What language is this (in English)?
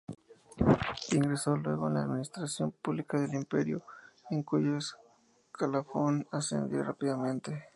Spanish